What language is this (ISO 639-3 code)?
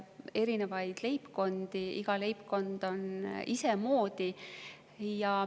est